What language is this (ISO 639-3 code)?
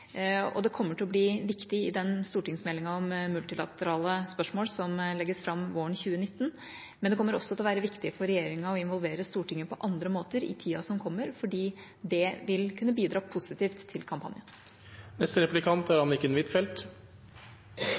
nob